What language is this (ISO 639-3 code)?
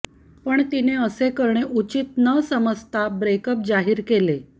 mar